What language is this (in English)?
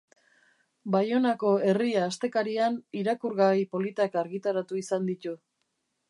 Basque